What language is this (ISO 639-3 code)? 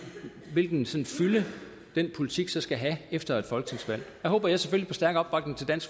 dan